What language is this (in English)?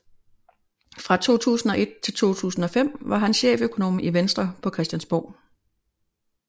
Danish